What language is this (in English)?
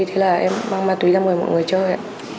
Vietnamese